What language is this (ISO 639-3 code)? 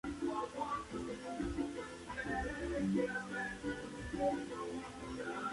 spa